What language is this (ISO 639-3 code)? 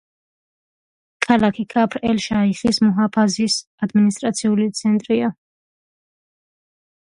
kat